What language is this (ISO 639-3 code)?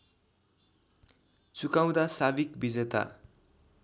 nep